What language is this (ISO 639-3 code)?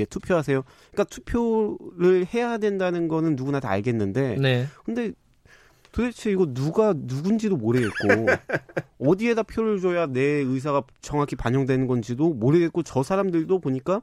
kor